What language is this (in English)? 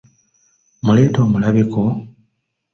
Ganda